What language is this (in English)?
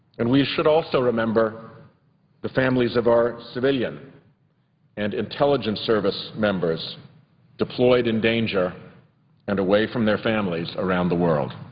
English